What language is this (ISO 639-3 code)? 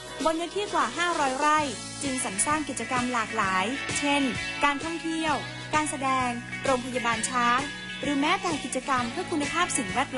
tha